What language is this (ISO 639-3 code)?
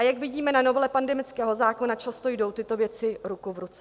ces